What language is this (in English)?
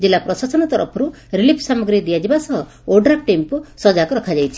Odia